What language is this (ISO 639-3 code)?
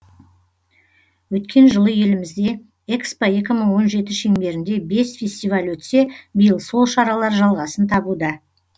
kaz